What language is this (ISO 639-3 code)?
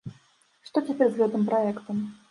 bel